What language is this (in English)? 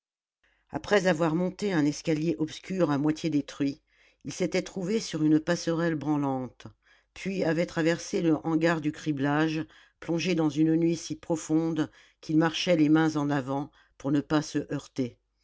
French